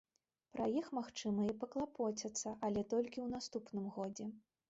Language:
Belarusian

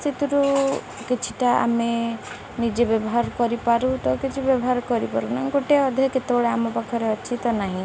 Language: Odia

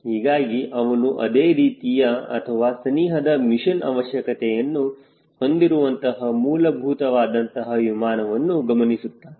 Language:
Kannada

